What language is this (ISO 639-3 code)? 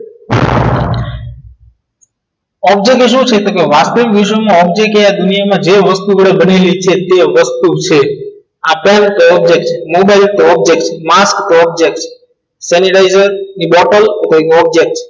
guj